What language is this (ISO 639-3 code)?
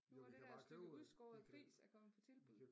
dan